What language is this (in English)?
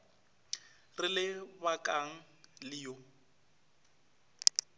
Northern Sotho